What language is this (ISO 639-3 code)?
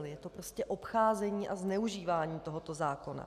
ces